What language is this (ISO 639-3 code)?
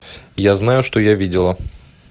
rus